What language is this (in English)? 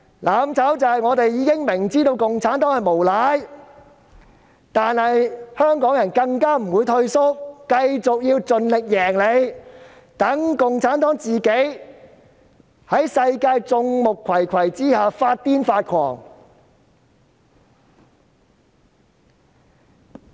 Cantonese